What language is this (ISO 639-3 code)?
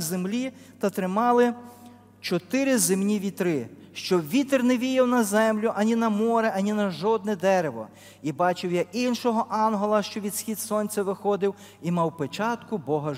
ukr